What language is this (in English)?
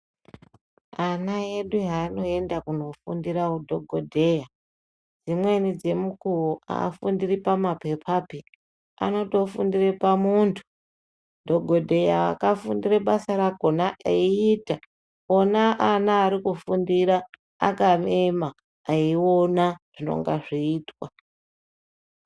Ndau